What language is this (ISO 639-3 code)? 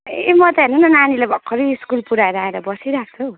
nep